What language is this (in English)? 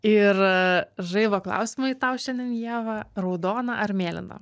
Lithuanian